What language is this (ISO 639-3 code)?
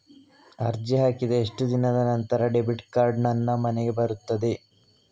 kan